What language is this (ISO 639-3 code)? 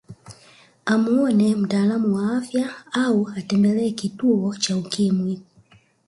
swa